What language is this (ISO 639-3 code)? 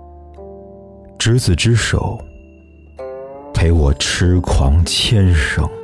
zho